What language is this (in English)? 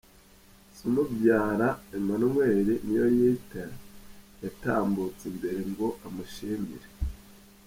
Kinyarwanda